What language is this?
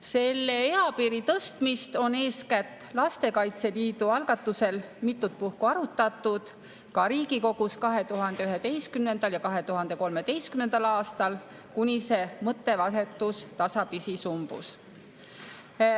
Estonian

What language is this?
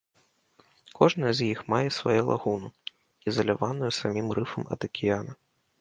Belarusian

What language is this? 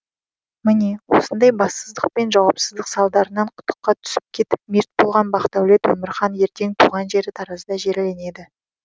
Kazakh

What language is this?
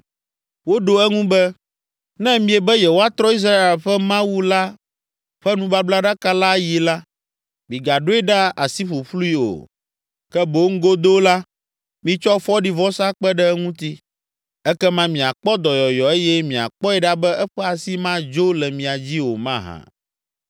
Ewe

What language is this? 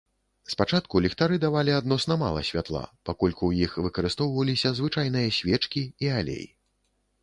Belarusian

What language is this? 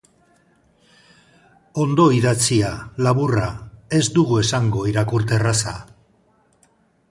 Basque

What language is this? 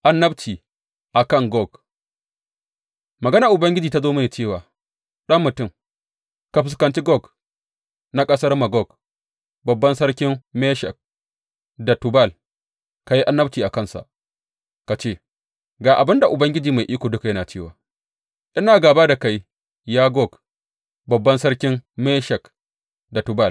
Hausa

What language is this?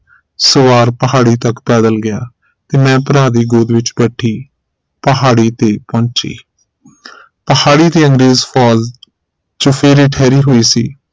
Punjabi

